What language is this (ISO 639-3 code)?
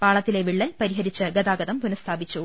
mal